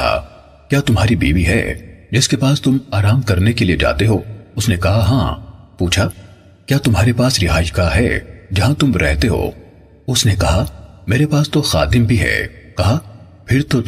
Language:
Urdu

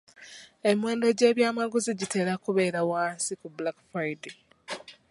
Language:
Ganda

